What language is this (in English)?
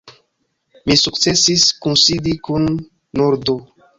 Esperanto